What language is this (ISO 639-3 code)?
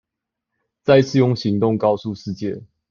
zho